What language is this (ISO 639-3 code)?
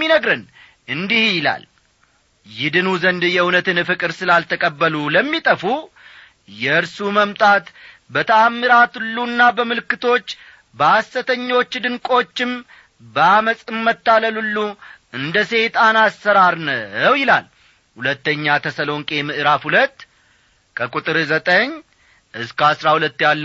amh